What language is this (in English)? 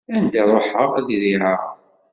Kabyle